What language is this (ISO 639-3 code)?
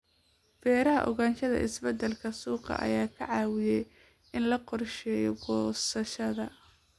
som